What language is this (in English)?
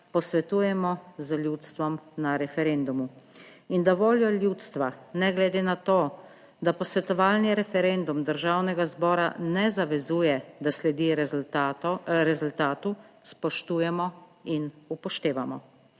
Slovenian